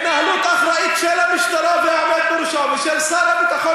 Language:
Hebrew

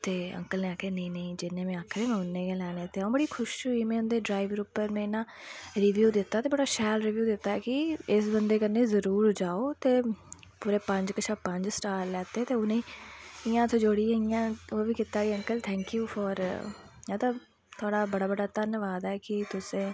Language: Dogri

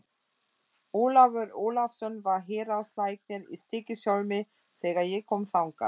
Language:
Icelandic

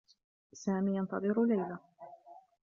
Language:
Arabic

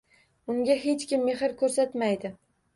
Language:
Uzbek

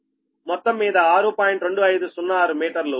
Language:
Telugu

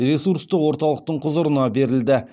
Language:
Kazakh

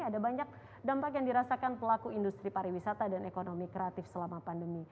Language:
Indonesian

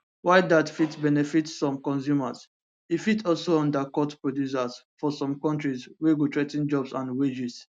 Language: Nigerian Pidgin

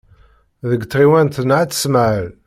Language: Kabyle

